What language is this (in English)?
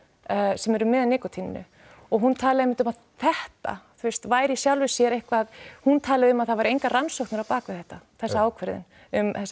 Icelandic